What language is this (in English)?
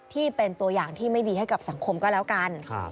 Thai